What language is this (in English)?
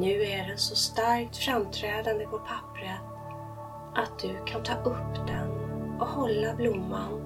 Swedish